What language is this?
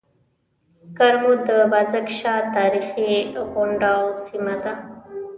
Pashto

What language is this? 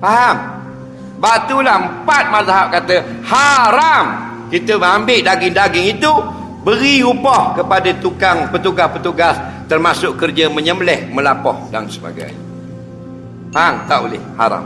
Malay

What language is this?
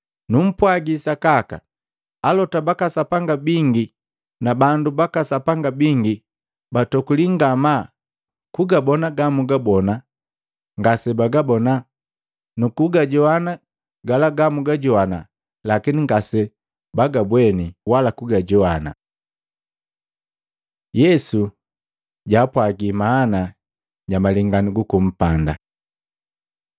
Matengo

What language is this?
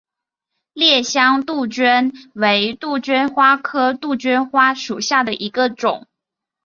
Chinese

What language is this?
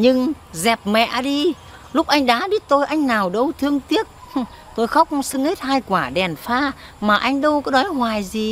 Vietnamese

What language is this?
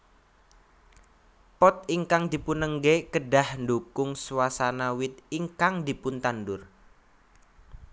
Javanese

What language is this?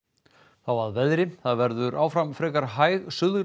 Icelandic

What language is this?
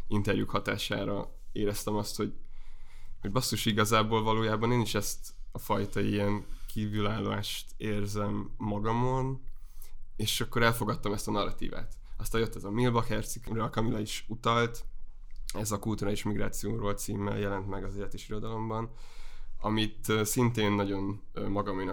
Hungarian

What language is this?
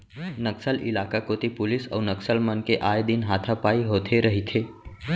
Chhattisgarhi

